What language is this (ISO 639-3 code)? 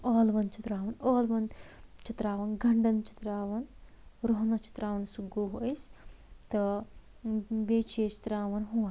kas